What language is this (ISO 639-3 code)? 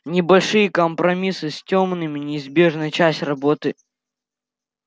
rus